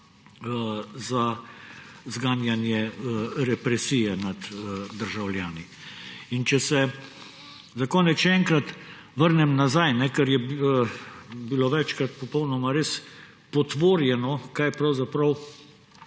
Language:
Slovenian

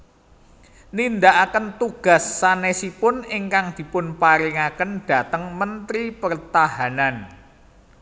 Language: Javanese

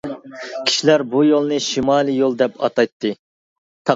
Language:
Uyghur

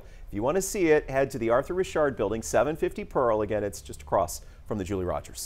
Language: English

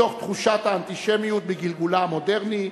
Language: Hebrew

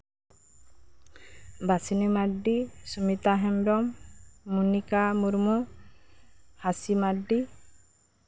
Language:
Santali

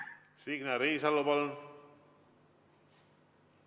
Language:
Estonian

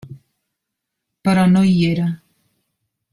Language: Catalan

